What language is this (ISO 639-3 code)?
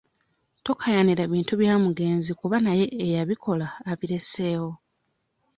lug